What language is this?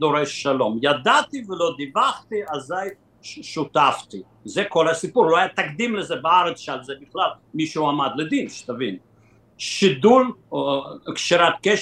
Hebrew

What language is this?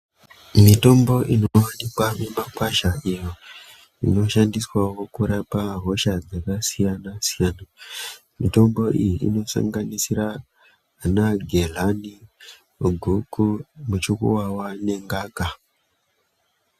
Ndau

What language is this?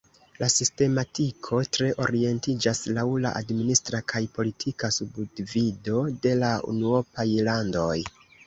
Esperanto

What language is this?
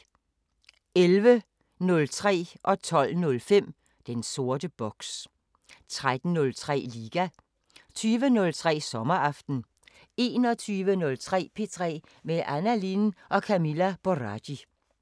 Danish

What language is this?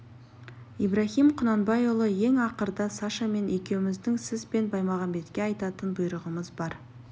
Kazakh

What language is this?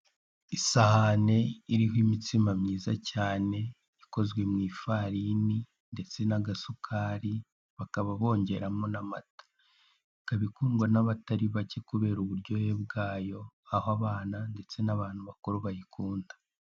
Kinyarwanda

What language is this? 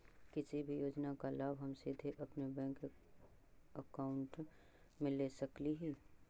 Magahi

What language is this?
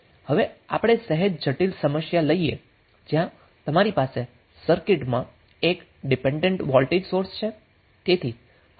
Gujarati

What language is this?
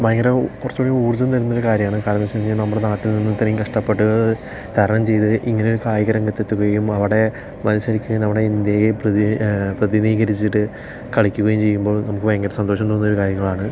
Malayalam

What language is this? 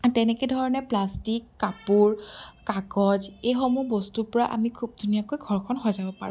Assamese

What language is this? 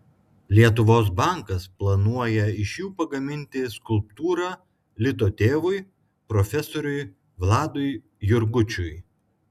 Lithuanian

